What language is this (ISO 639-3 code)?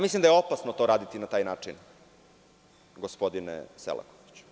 srp